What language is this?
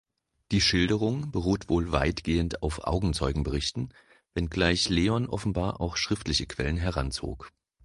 German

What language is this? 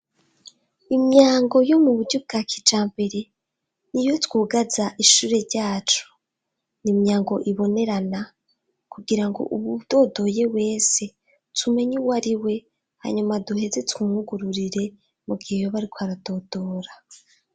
Rundi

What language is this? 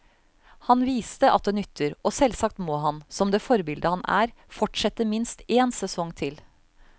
Norwegian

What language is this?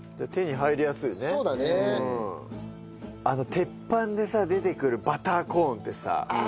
Japanese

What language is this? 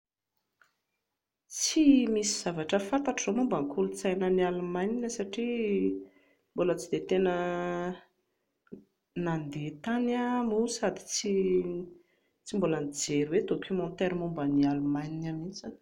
Malagasy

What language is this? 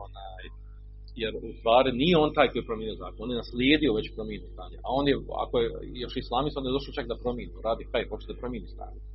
Croatian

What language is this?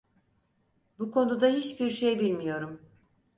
Turkish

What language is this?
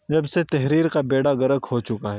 Urdu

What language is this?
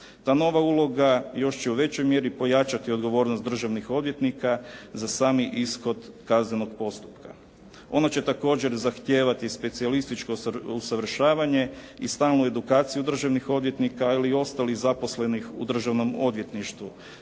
Croatian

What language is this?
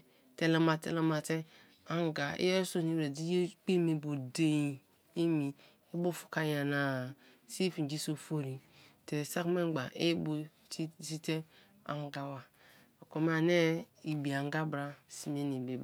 Kalabari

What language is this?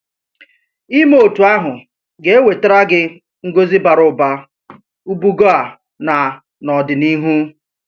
Igbo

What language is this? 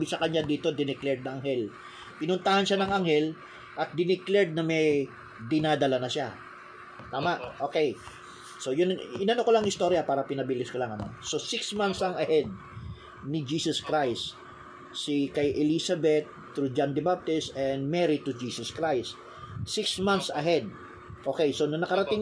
Filipino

